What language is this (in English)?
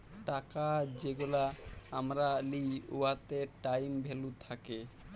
Bangla